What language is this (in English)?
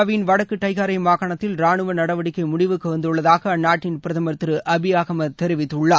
Tamil